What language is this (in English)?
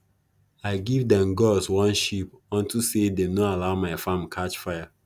Nigerian Pidgin